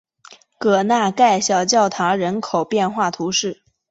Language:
Chinese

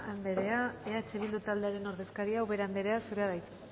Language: Basque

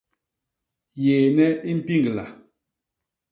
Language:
Basaa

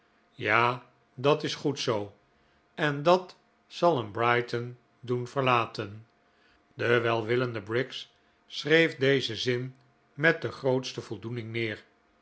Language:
Dutch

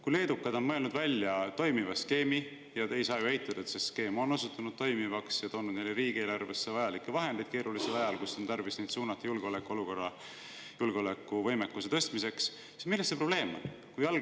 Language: Estonian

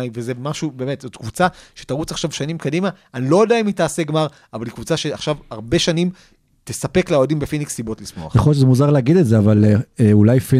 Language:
Hebrew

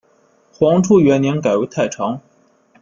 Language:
Chinese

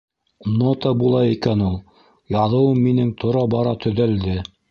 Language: Bashkir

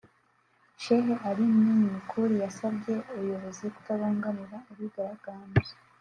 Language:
Kinyarwanda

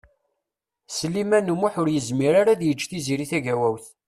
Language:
Kabyle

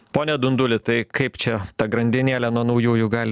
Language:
Lithuanian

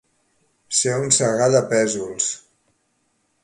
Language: Catalan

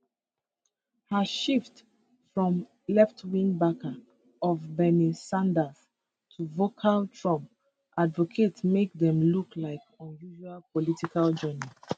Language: Nigerian Pidgin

